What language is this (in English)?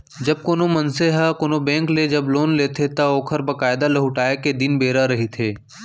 Chhattisgarhi